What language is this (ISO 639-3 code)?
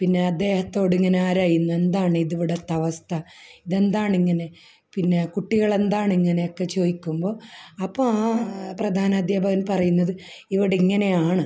mal